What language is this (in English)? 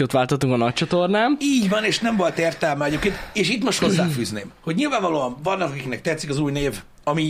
Hungarian